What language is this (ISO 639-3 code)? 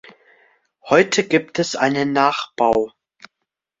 deu